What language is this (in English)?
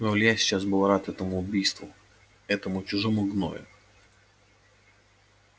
Russian